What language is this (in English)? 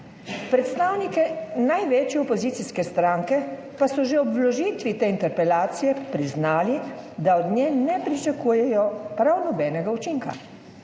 Slovenian